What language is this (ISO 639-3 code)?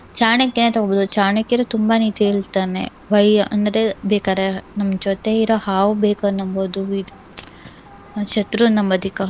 kan